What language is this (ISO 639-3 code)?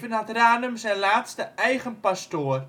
nld